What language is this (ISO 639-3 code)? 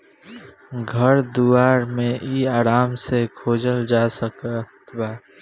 bho